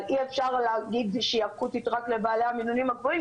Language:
Hebrew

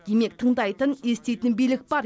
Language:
Kazakh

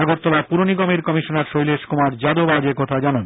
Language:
Bangla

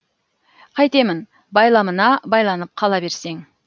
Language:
Kazakh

